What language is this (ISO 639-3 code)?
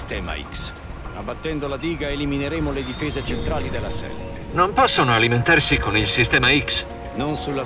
ita